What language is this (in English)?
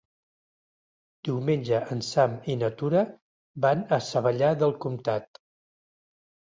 Catalan